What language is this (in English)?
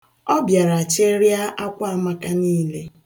Igbo